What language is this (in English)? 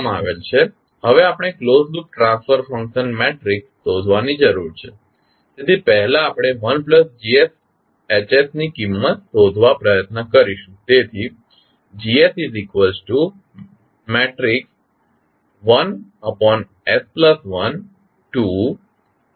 Gujarati